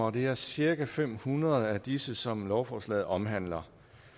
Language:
Danish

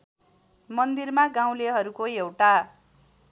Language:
Nepali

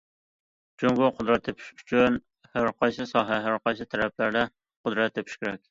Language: Uyghur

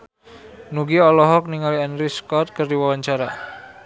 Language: Sundanese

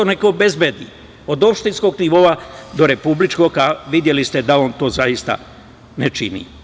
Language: Serbian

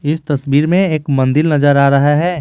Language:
Hindi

